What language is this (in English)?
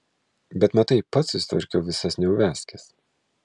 Lithuanian